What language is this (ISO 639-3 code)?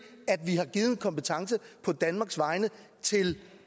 dan